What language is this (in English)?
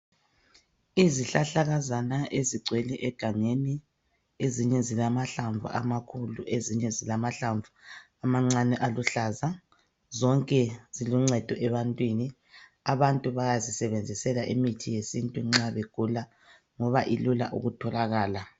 North Ndebele